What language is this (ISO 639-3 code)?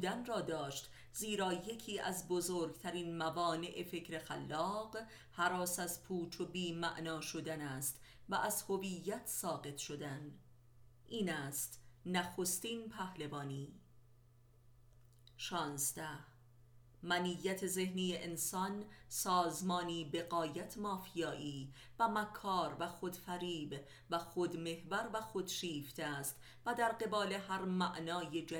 fas